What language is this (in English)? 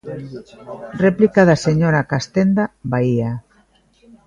Galician